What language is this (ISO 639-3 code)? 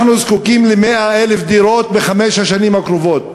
heb